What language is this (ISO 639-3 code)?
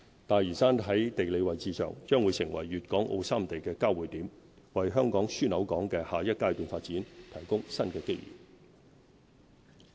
yue